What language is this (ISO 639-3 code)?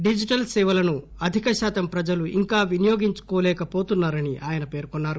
tel